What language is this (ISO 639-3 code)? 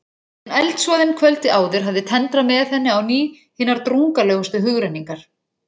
isl